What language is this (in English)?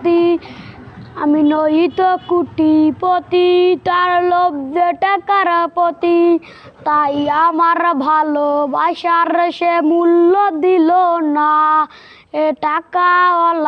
Bangla